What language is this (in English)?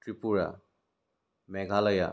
Assamese